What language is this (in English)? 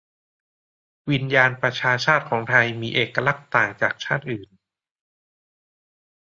Thai